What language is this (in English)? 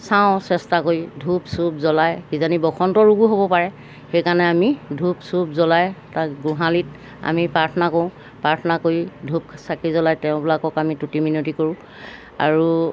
Assamese